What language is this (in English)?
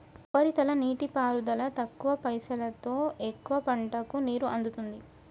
Telugu